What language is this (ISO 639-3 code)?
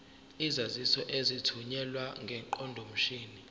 zul